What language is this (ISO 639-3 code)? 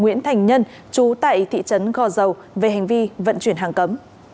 vie